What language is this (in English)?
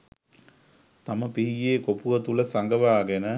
Sinhala